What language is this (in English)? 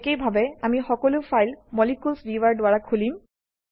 Assamese